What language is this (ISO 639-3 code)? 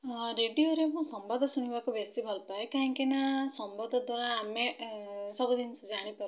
ori